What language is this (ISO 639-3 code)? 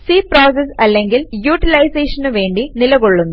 mal